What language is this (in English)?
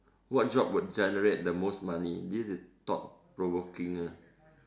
English